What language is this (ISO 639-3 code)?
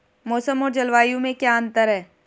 hin